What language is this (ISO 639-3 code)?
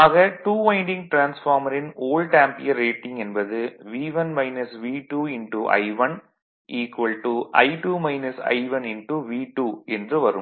tam